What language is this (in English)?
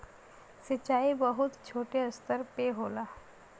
Bhojpuri